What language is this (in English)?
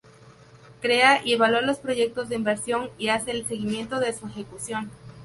Spanish